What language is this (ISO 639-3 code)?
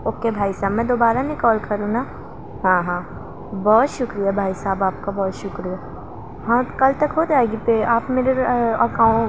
urd